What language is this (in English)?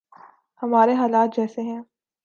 Urdu